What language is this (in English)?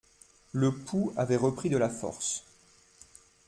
French